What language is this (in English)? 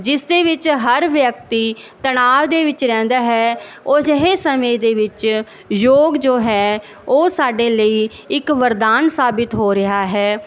Punjabi